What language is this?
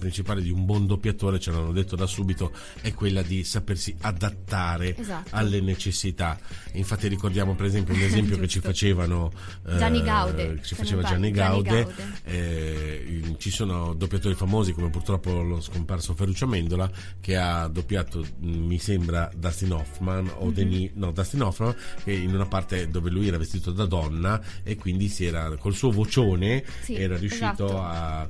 Italian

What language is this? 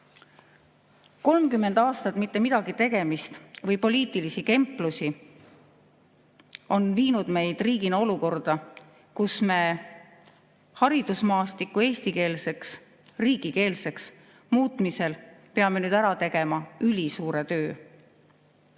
Estonian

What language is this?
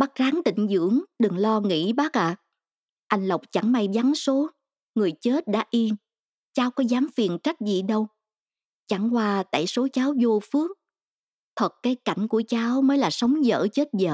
Vietnamese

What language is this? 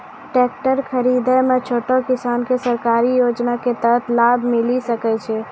Maithili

